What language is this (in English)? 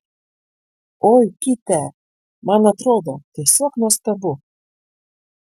Lithuanian